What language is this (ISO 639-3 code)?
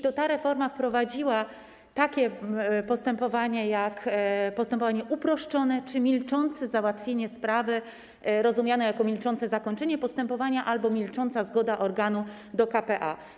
pol